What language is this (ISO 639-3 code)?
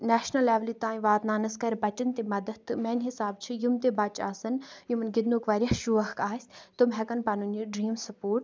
kas